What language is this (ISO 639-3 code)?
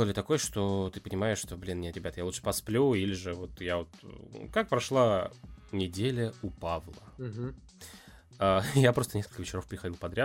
rus